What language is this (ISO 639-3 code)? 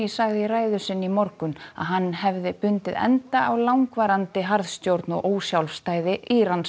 isl